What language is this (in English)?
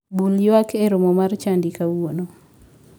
Luo (Kenya and Tanzania)